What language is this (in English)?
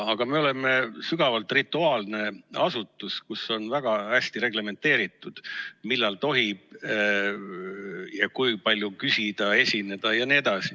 Estonian